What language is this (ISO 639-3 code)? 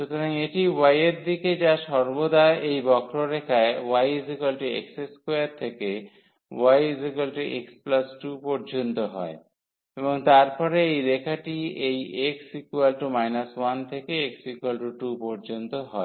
ben